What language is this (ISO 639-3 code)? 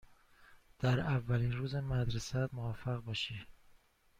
fas